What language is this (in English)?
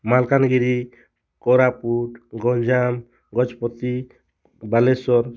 Odia